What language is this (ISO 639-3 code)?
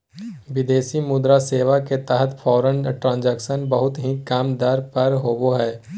mag